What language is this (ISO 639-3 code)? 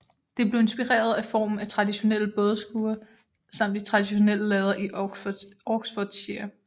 dan